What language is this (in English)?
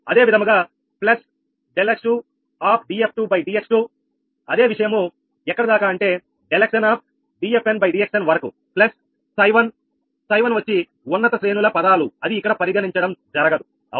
Telugu